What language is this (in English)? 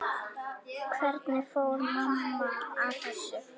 Icelandic